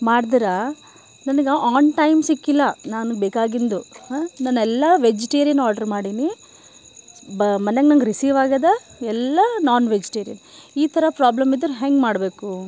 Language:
Kannada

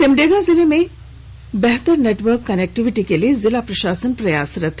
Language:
Hindi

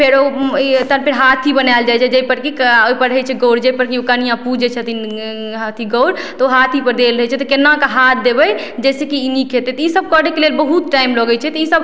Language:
Maithili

